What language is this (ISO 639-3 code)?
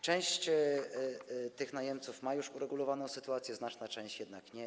pol